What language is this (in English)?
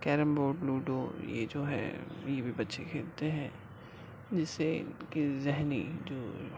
Urdu